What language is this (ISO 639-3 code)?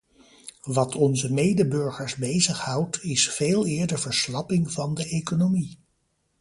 nld